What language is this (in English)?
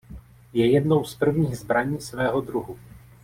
Czech